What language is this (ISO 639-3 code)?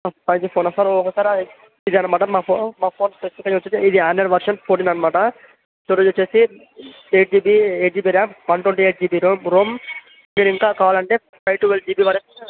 tel